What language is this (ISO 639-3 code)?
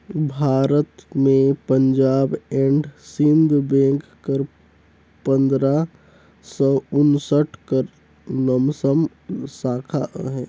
hne